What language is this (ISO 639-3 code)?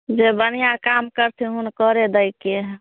mai